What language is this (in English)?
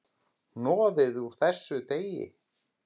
Icelandic